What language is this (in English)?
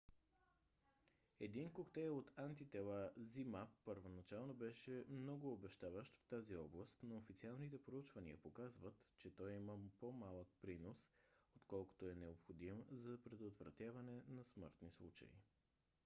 Bulgarian